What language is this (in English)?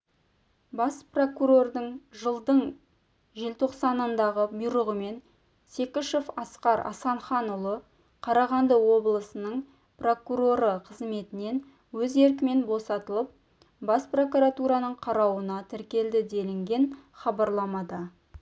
Kazakh